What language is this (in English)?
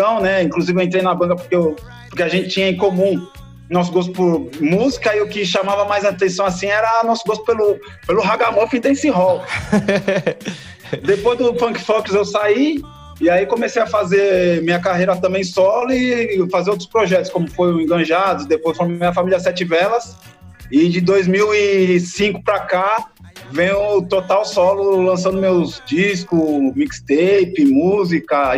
Portuguese